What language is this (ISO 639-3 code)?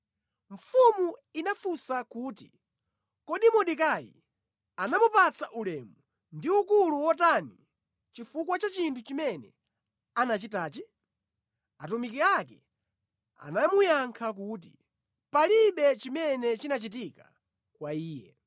nya